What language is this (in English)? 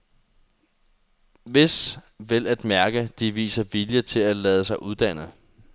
Danish